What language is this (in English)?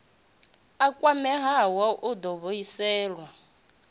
Venda